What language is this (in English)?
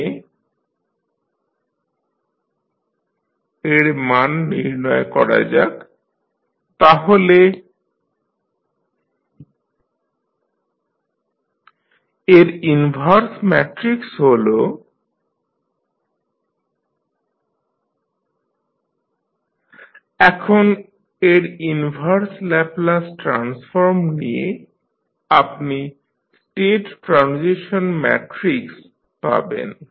Bangla